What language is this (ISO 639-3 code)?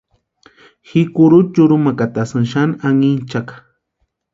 pua